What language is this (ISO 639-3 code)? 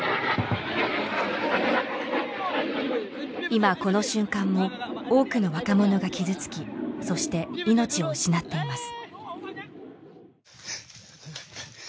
jpn